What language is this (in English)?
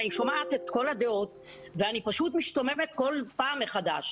Hebrew